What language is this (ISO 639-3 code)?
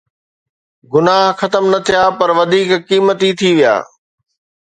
snd